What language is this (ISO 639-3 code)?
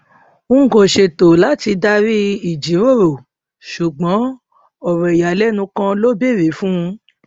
yor